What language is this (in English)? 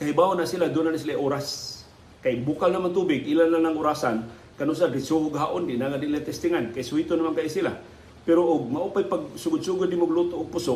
Filipino